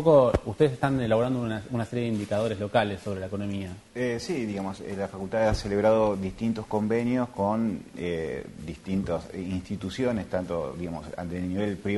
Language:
Spanish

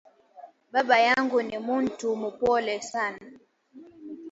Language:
Swahili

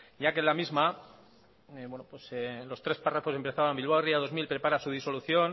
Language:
Spanish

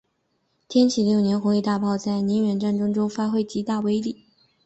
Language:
Chinese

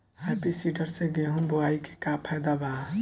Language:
Bhojpuri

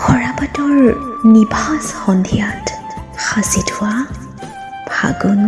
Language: Assamese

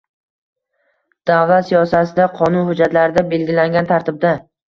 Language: Uzbek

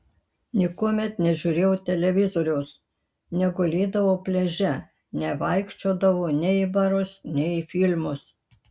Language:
Lithuanian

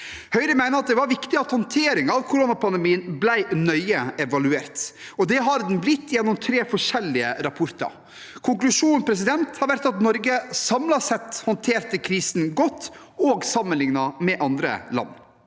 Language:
Norwegian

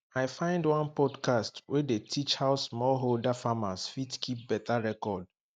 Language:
Nigerian Pidgin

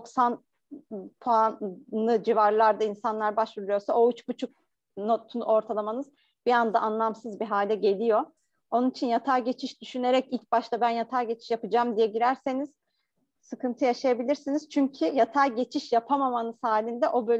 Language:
Turkish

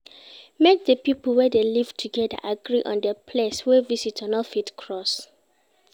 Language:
Nigerian Pidgin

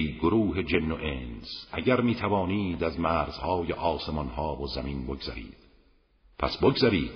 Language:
Persian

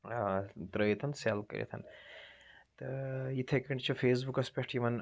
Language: Kashmiri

